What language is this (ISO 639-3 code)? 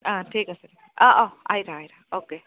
asm